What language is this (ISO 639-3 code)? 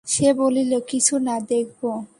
ben